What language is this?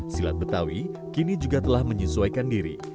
Indonesian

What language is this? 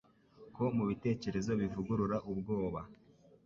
Kinyarwanda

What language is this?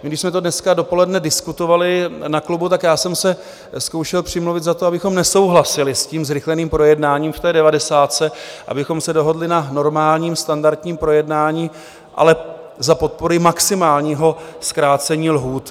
Czech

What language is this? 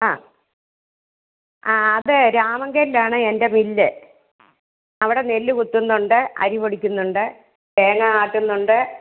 Malayalam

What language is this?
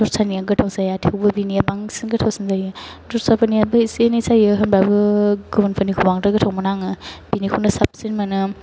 Bodo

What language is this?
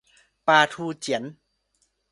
Thai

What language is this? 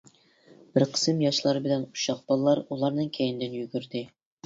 Uyghur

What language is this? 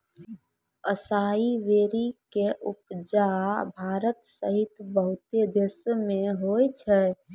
Maithili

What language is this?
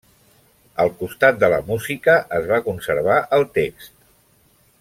Catalan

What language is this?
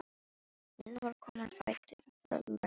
Icelandic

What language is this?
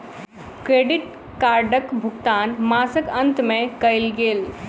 Maithili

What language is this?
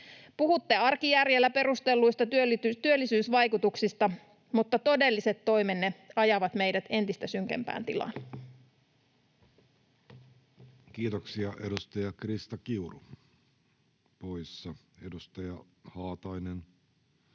Finnish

